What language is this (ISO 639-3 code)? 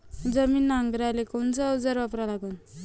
mar